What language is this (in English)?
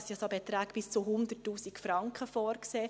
Swiss German